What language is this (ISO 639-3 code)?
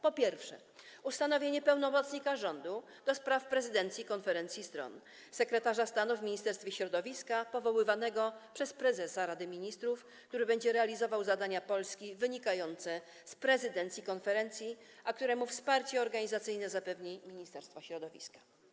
pol